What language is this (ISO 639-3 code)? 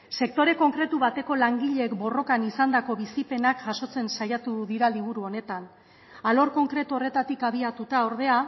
eus